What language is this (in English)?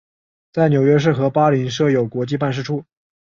Chinese